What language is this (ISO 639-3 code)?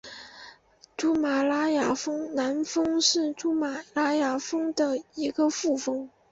zho